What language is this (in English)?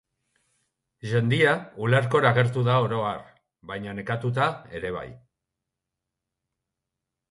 Basque